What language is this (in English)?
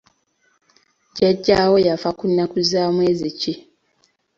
Ganda